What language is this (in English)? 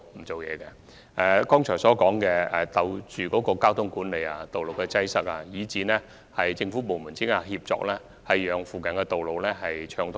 Cantonese